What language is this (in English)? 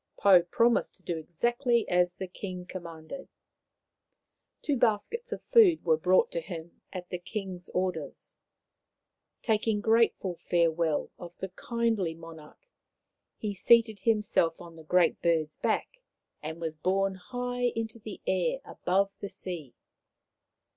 English